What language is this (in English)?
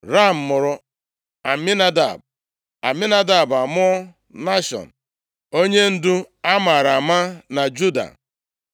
Igbo